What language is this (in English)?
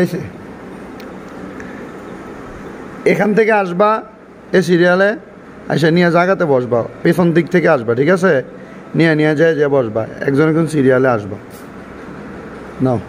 Bangla